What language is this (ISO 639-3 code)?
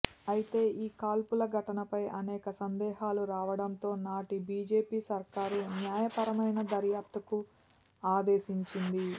tel